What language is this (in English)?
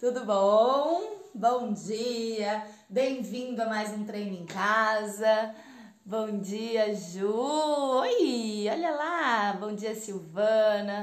Portuguese